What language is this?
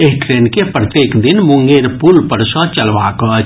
Maithili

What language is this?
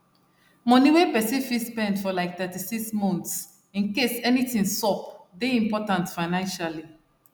Nigerian Pidgin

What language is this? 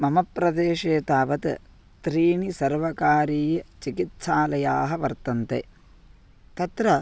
Sanskrit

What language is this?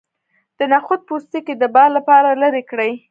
Pashto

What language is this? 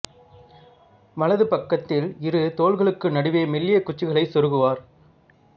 Tamil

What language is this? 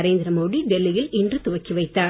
Tamil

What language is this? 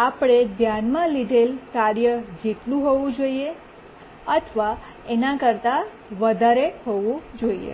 Gujarati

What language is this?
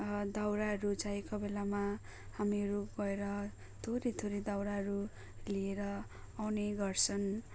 Nepali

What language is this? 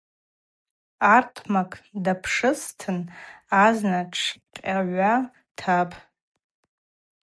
Abaza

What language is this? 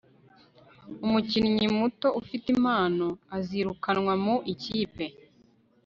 Kinyarwanda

